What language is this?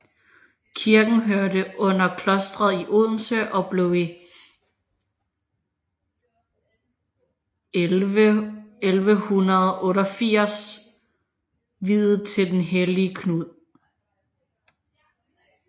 Danish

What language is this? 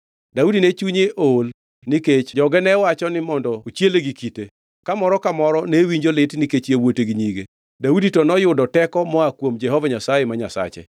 Luo (Kenya and Tanzania)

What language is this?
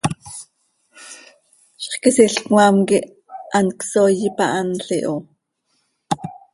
Seri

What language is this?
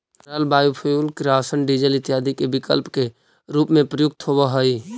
Magahi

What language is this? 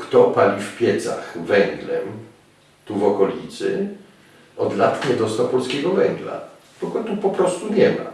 Polish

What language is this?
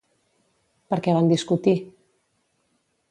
Catalan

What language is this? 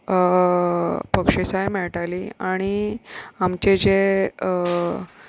Konkani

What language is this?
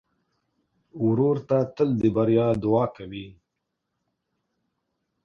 Pashto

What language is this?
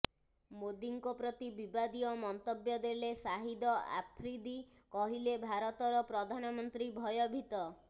Odia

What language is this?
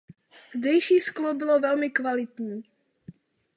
Czech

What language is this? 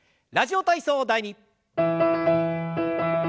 Japanese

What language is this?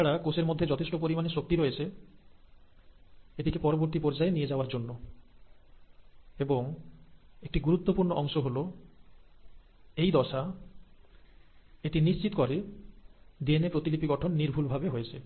Bangla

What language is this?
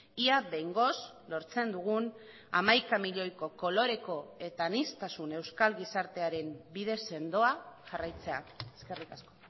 Basque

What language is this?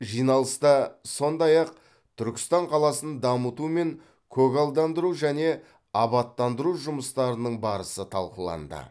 Kazakh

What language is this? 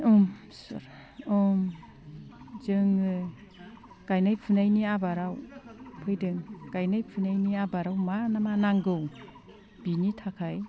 Bodo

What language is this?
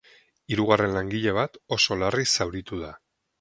Basque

